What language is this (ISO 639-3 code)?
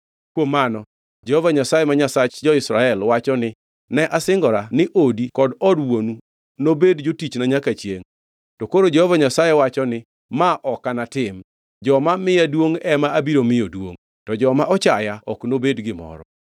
luo